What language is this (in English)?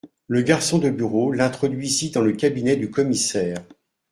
French